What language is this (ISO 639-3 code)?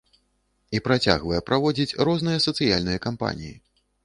bel